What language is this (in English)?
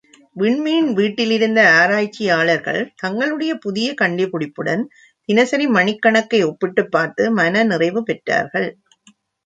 Tamil